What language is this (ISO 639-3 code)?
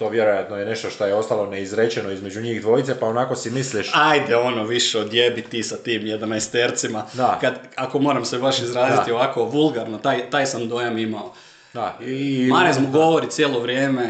hrv